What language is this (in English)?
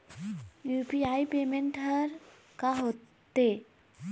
Chhattisgarhi